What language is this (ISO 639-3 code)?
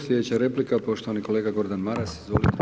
hrv